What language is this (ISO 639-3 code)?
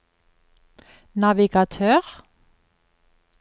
nor